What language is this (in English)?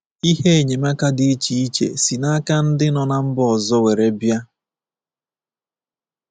Igbo